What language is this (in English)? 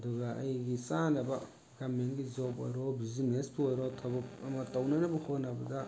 Manipuri